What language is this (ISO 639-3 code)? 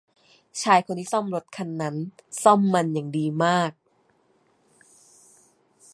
tha